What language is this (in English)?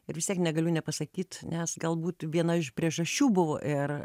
Lithuanian